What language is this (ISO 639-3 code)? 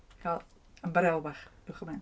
cym